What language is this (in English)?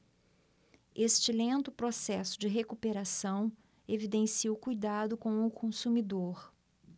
Portuguese